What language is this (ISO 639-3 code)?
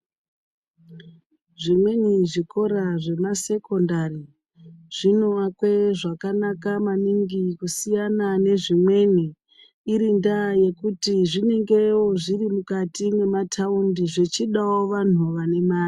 ndc